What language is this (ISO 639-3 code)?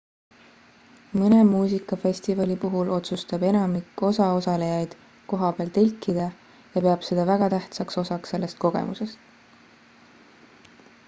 est